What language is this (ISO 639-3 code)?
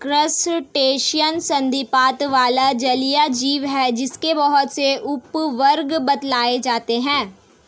hin